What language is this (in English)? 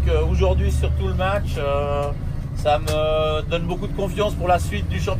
French